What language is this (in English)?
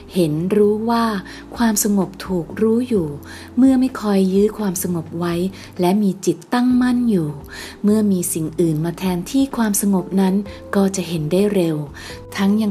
Thai